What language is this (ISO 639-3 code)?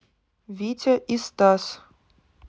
rus